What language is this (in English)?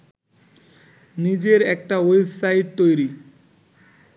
Bangla